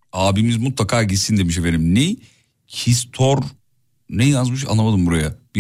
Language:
Turkish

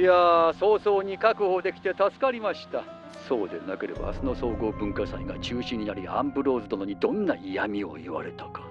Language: Japanese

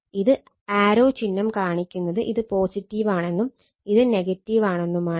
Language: Malayalam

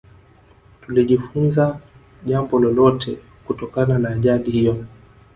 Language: Swahili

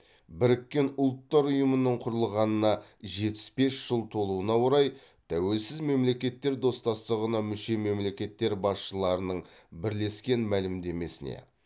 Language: Kazakh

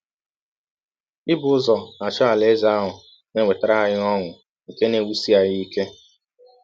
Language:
Igbo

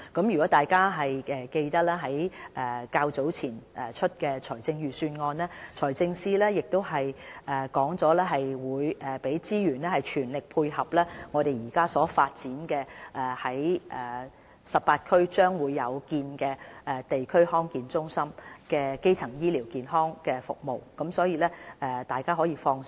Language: Cantonese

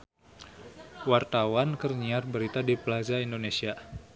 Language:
Sundanese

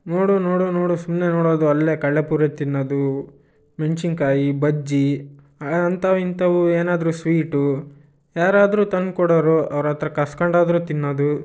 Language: Kannada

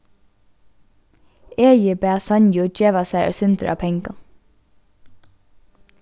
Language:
Faroese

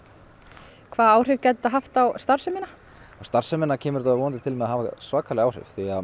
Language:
Icelandic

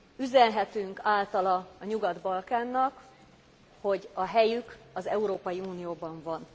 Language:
Hungarian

